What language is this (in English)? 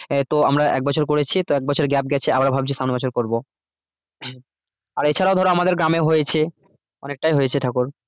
Bangla